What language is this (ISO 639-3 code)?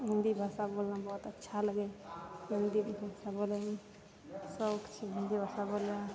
mai